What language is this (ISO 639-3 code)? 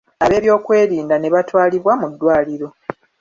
lug